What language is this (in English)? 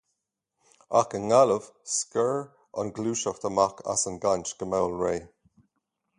Irish